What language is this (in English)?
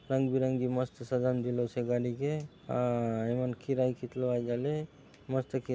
Halbi